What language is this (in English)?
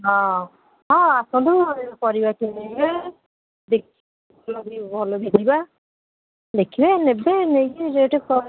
Odia